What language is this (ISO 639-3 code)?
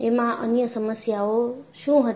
guj